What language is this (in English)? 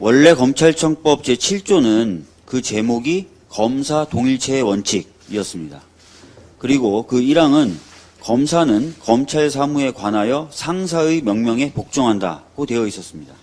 Korean